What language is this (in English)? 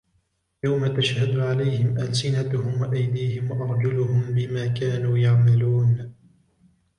Arabic